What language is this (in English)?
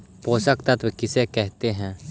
Magahi